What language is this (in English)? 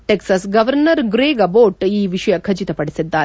Kannada